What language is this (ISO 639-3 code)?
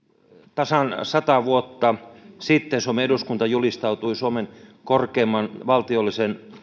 fin